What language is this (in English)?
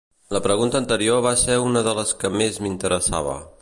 Catalan